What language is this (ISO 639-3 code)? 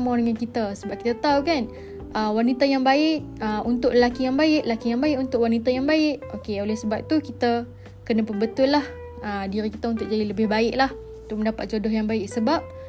msa